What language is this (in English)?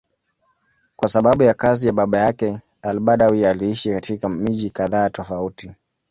Swahili